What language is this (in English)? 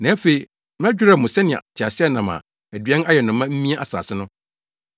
Akan